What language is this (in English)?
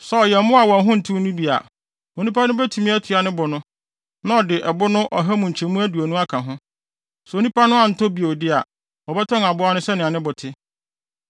Akan